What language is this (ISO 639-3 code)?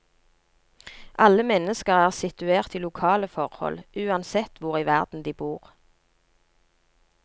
nor